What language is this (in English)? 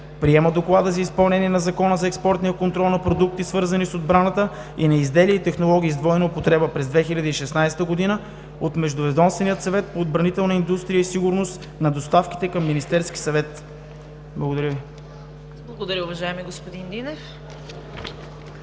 Bulgarian